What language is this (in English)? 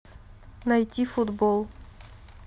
Russian